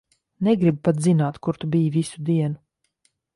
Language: Latvian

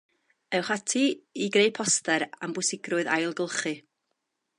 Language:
Welsh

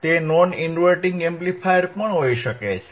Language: Gujarati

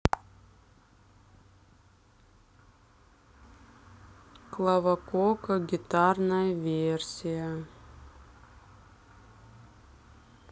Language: Russian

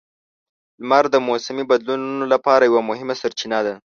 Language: Pashto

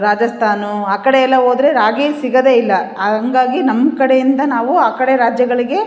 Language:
Kannada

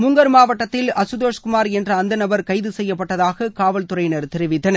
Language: Tamil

